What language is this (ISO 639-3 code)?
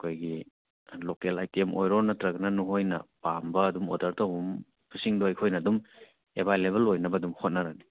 mni